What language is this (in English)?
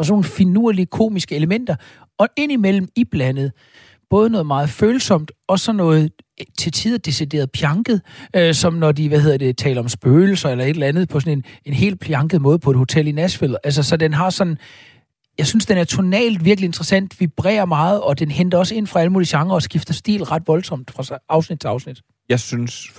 Danish